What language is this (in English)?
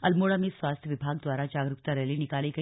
Hindi